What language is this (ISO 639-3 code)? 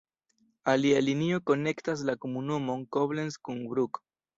epo